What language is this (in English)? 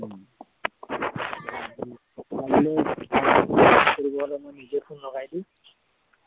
Assamese